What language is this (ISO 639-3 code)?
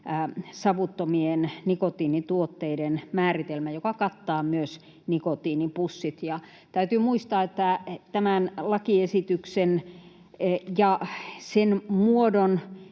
fin